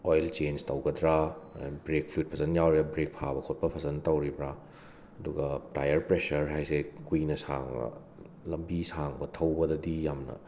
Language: Manipuri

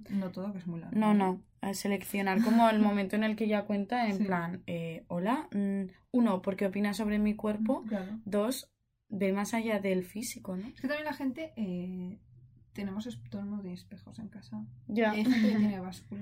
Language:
Spanish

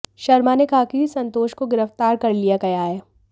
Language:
Hindi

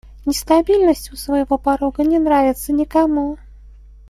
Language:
Russian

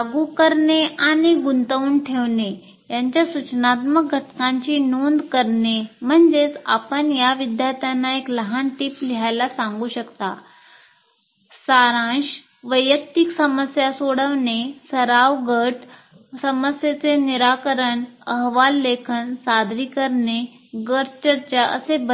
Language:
Marathi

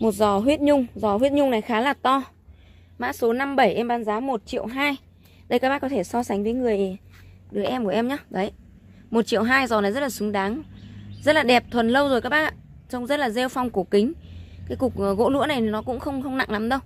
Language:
Vietnamese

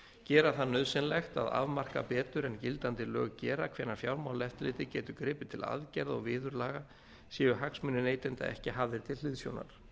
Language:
Icelandic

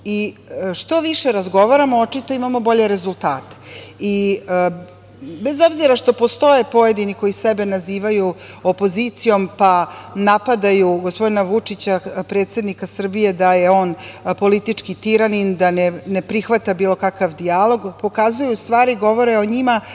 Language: Serbian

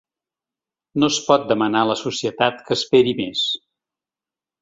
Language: Catalan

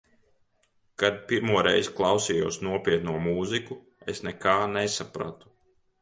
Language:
Latvian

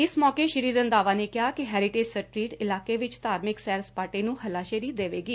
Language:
Punjabi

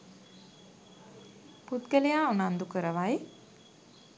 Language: Sinhala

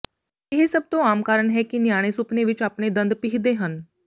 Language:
Punjabi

